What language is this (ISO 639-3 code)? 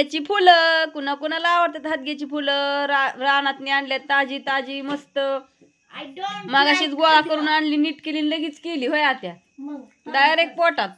ron